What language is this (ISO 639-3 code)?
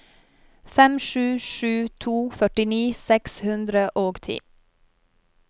nor